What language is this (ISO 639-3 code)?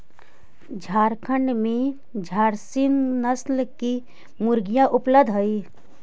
mag